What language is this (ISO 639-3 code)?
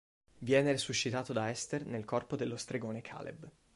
ita